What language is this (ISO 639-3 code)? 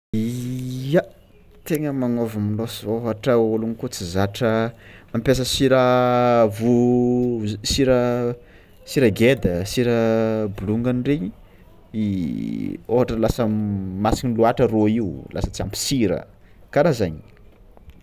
xmw